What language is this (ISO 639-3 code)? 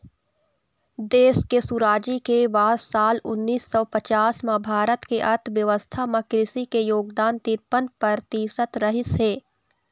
hne